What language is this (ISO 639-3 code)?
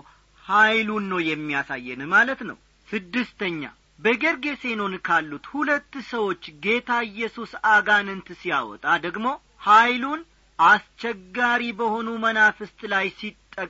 amh